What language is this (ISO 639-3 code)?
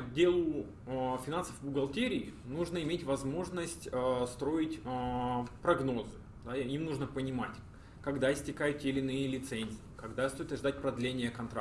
rus